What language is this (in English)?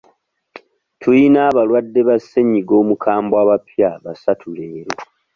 Ganda